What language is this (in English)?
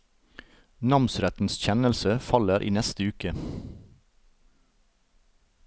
Norwegian